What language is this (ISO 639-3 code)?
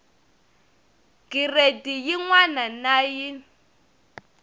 tso